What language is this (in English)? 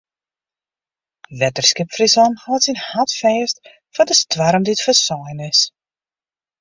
Western Frisian